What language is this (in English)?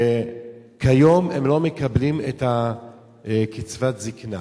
Hebrew